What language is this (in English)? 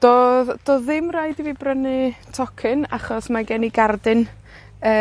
Welsh